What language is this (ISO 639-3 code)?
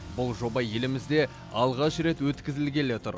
kaz